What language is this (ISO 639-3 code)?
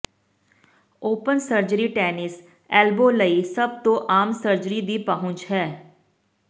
pan